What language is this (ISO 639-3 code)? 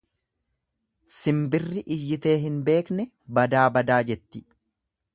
orm